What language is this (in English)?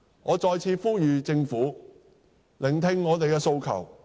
Cantonese